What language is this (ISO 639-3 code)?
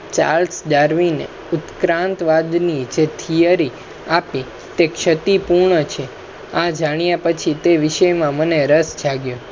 guj